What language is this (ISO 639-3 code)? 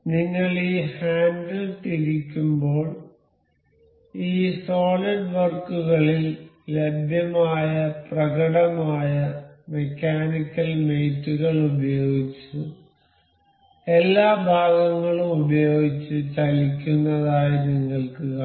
mal